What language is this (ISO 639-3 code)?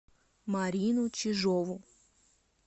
rus